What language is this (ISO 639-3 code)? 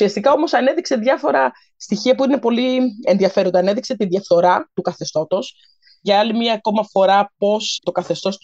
ell